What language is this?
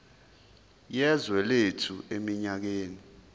Zulu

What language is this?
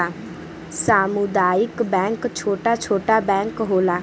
Bhojpuri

